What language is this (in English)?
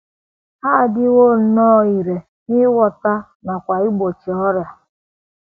Igbo